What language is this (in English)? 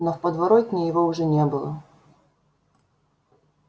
Russian